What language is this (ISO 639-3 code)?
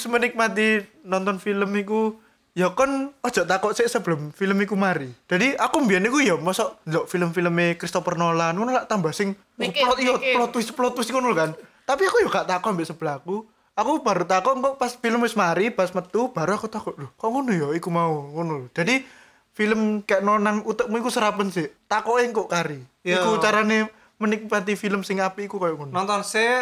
ind